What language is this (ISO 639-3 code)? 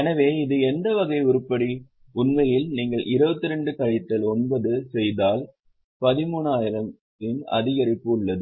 tam